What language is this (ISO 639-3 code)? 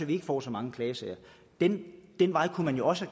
dan